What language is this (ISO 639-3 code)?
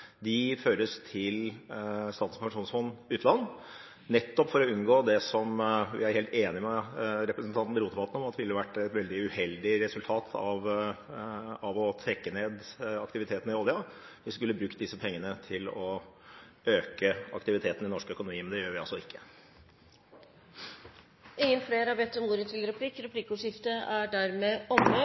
nor